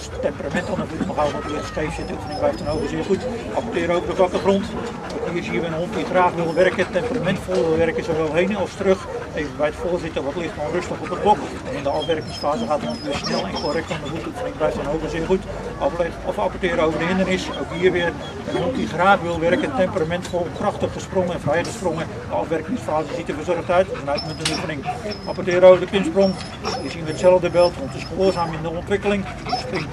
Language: Dutch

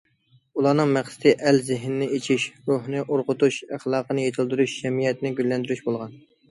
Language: Uyghur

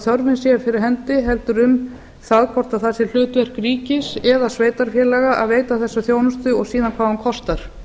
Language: Icelandic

